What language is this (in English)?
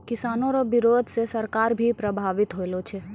Maithili